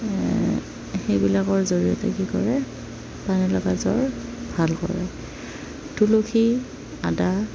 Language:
Assamese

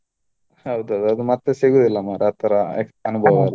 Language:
Kannada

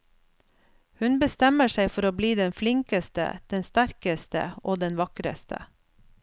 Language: Norwegian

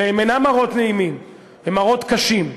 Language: Hebrew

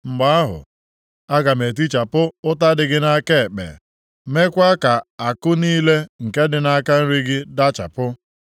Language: Igbo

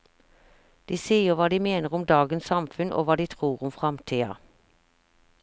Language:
Norwegian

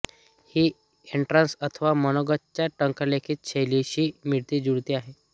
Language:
Marathi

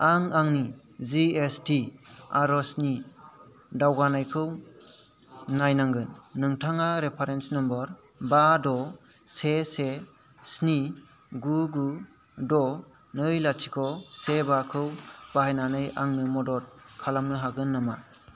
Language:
Bodo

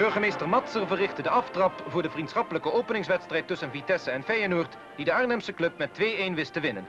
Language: Dutch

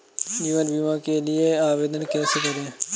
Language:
Hindi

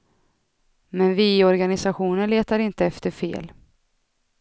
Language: Swedish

